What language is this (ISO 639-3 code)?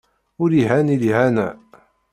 kab